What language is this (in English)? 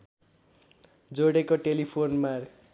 Nepali